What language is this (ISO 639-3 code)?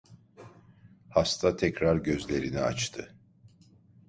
tur